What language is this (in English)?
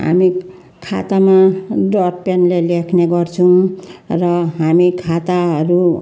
Nepali